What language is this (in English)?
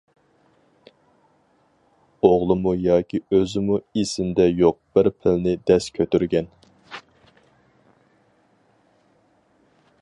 Uyghur